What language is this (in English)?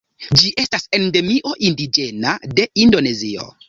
Esperanto